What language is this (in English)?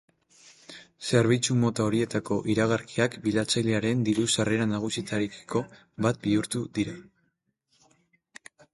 Basque